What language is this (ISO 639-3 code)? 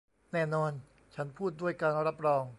tha